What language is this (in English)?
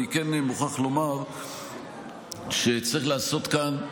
Hebrew